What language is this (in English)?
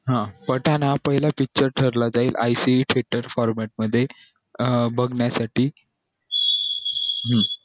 Marathi